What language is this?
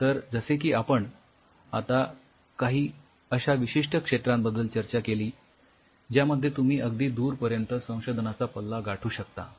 Marathi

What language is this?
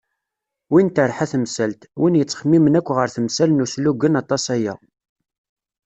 Kabyle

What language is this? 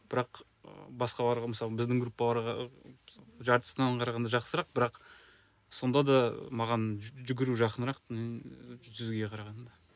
Kazakh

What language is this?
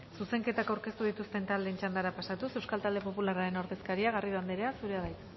Basque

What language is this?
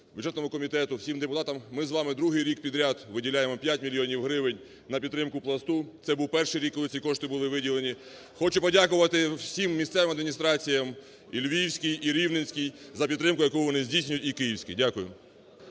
Ukrainian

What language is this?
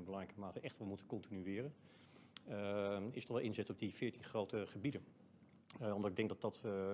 Dutch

